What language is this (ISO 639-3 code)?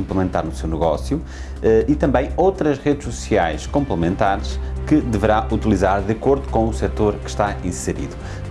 por